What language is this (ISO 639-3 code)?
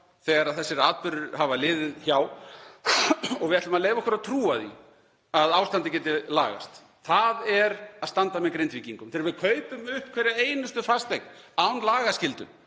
isl